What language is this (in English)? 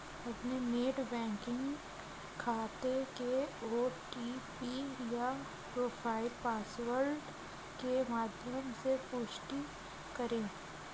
Hindi